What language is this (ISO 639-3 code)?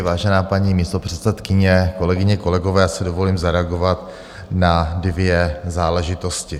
ces